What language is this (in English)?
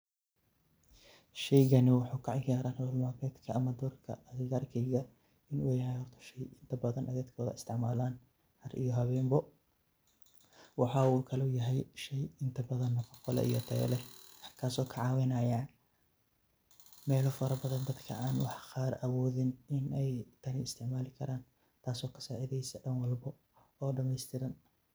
Somali